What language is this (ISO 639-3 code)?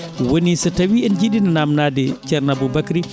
ful